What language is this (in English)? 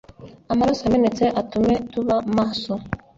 Kinyarwanda